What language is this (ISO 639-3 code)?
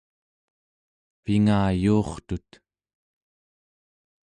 esu